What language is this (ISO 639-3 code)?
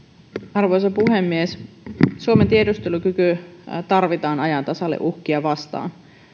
fin